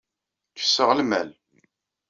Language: Kabyle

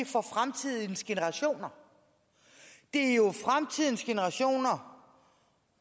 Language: Danish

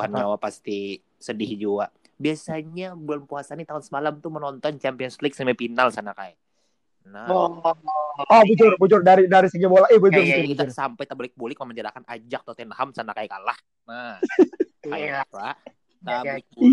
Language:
Malay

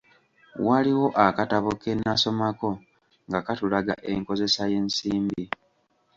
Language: Ganda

